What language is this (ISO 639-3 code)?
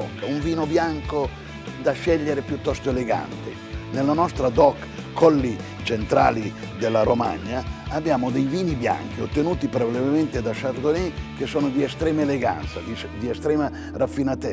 ita